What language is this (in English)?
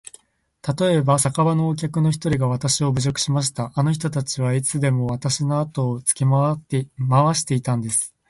Japanese